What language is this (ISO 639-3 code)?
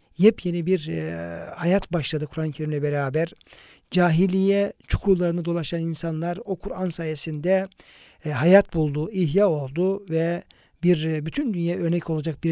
tur